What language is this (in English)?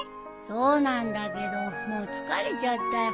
Japanese